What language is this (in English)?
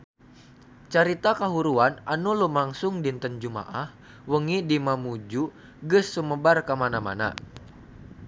Sundanese